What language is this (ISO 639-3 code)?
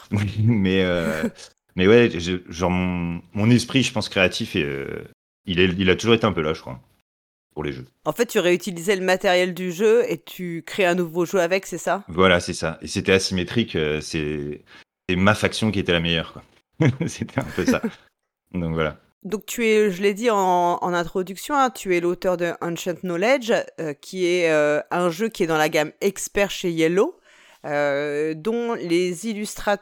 fra